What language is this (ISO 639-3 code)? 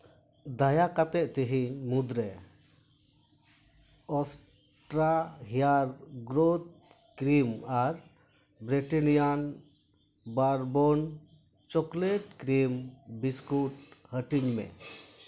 sat